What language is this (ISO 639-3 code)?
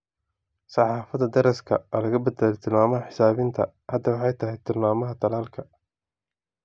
som